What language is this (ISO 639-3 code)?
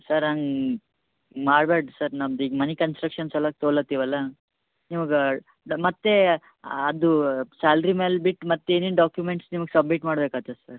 kan